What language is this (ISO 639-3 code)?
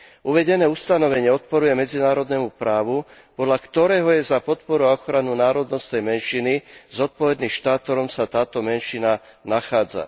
slk